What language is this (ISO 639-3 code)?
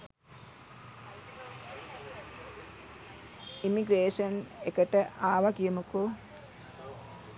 sin